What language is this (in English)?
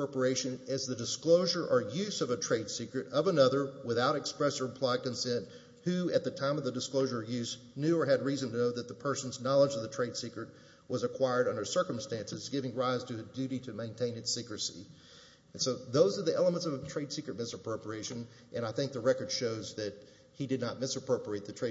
English